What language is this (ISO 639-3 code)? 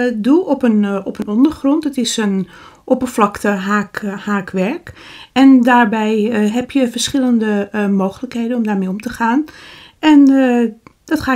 nld